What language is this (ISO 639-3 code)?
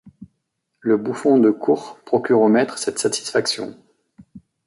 fra